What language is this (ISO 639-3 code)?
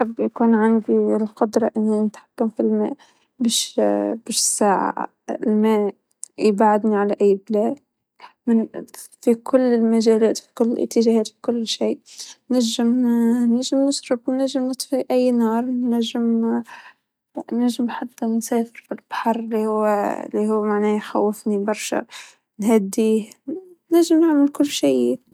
aeb